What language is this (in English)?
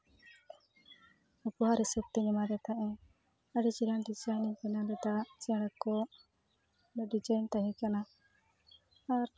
Santali